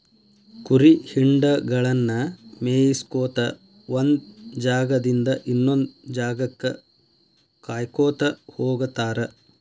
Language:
Kannada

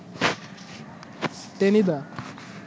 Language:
Bangla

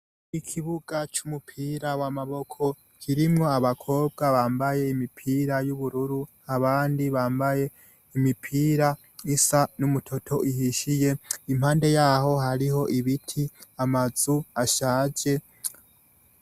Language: Rundi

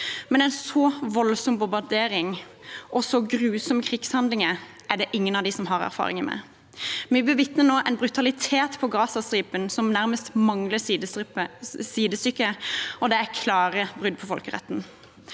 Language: Norwegian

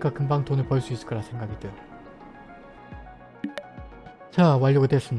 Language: Korean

